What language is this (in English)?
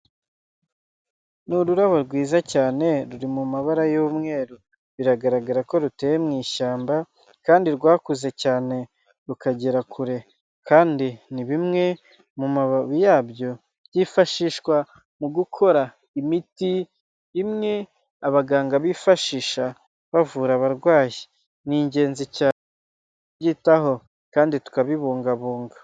Kinyarwanda